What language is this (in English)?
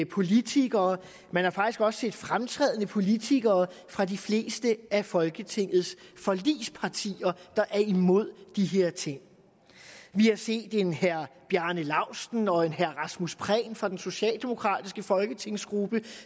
Danish